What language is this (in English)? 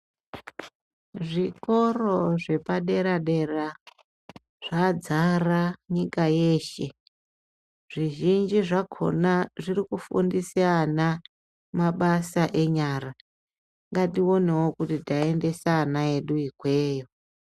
Ndau